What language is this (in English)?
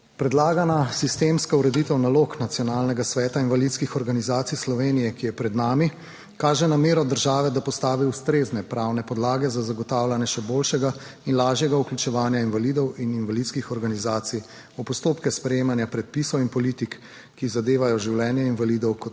Slovenian